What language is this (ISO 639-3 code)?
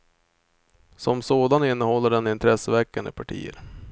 swe